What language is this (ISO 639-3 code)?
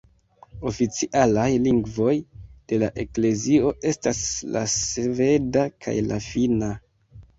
epo